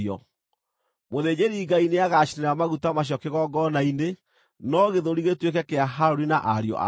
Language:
Kikuyu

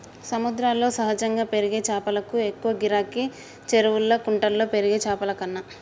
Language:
Telugu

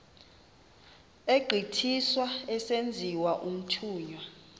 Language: Xhosa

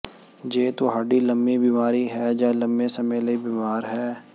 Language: Punjabi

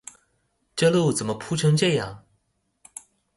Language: Chinese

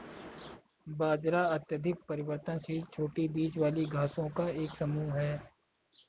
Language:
Hindi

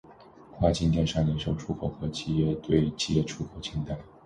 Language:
Chinese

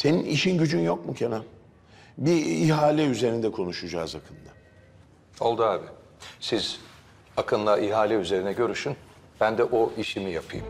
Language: Turkish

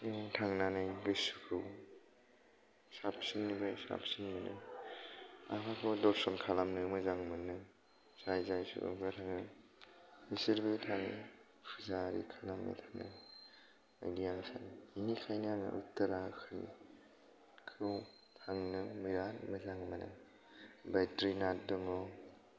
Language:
Bodo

